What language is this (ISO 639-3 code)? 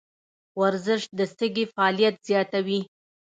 pus